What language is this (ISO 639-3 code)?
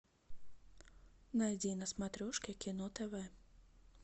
rus